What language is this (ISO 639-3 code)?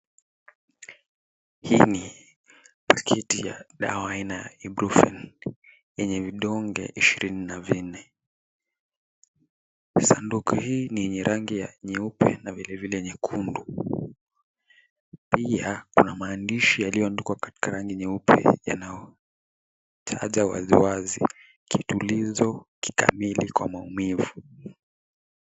swa